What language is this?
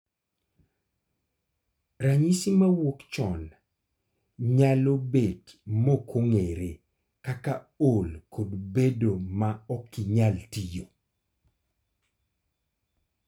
Luo (Kenya and Tanzania)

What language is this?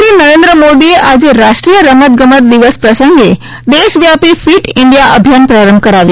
Gujarati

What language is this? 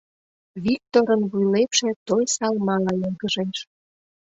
Mari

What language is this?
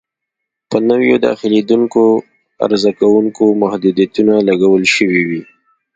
Pashto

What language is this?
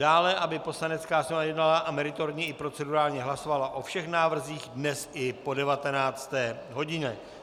Czech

